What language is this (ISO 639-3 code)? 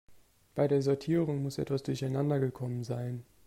deu